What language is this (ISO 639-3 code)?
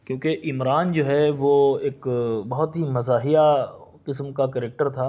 urd